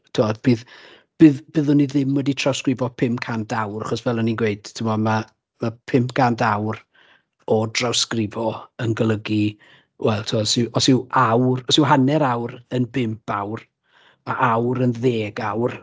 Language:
Welsh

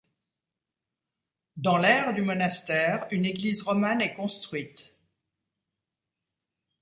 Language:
French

